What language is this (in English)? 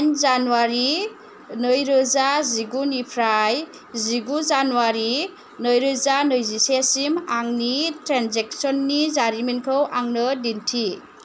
Bodo